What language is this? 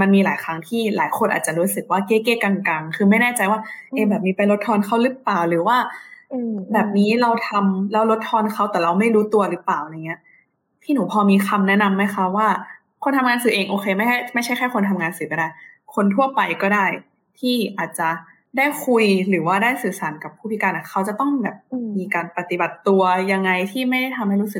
Thai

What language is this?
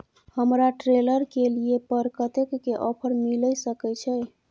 Maithili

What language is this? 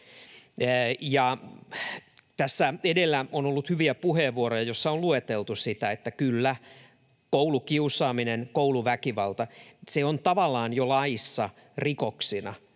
Finnish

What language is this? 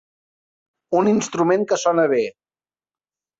Catalan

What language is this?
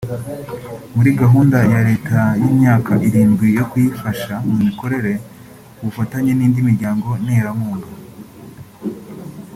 Kinyarwanda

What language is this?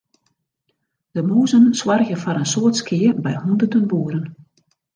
Western Frisian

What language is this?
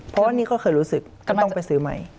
Thai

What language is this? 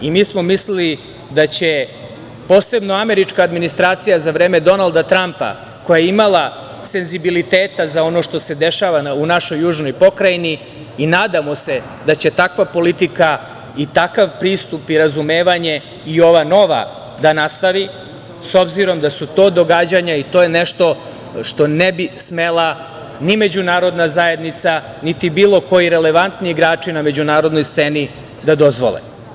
Serbian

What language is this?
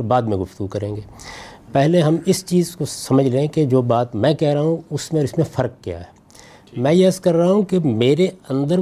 Urdu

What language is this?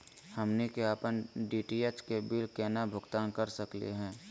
Magahi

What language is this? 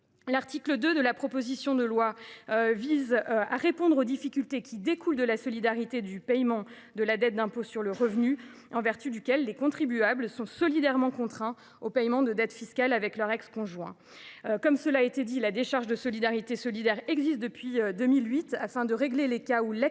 French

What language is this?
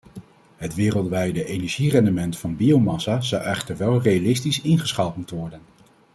Dutch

